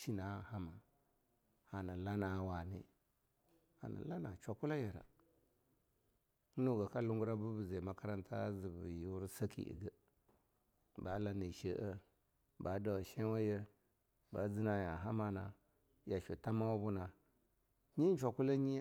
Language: Longuda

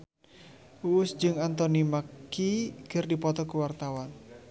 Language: Sundanese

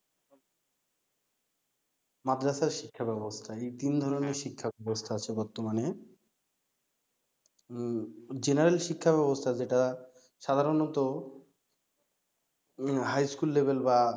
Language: Bangla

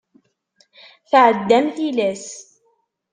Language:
Kabyle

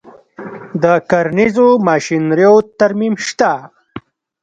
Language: Pashto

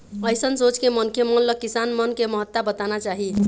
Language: Chhattisgarhi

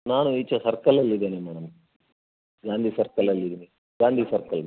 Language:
Kannada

